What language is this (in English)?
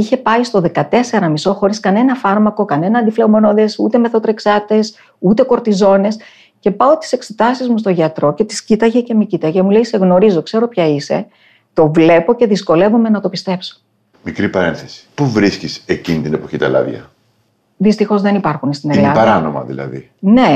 Greek